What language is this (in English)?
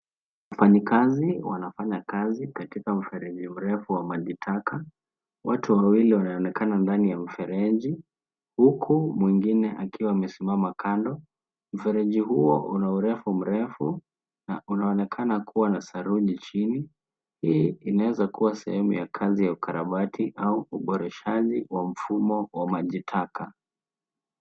Swahili